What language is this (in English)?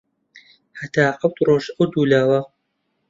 Central Kurdish